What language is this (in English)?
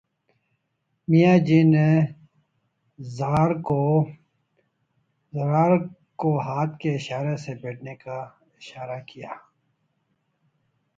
Urdu